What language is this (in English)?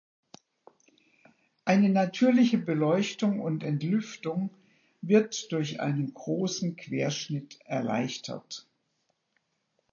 German